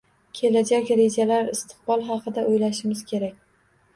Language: Uzbek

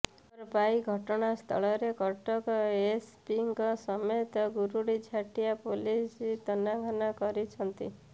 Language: Odia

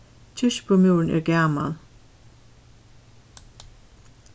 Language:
Faroese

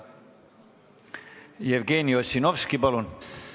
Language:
Estonian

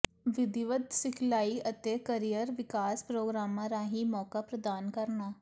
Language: Punjabi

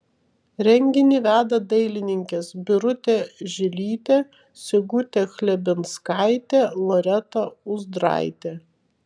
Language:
Lithuanian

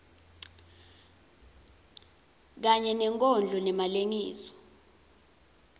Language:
Swati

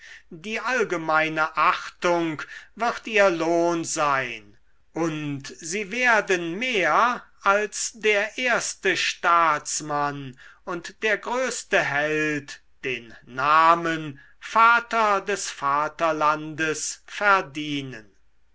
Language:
German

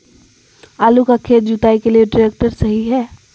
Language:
Magahi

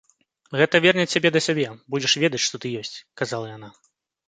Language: Belarusian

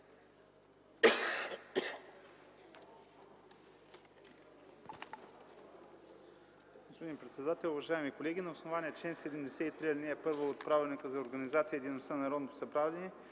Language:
Bulgarian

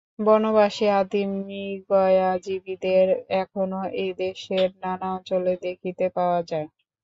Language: Bangla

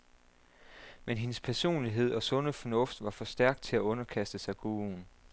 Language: Danish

